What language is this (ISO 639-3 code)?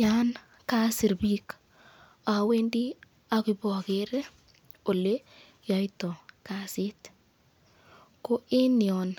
kln